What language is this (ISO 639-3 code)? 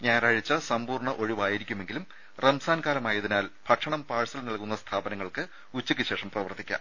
mal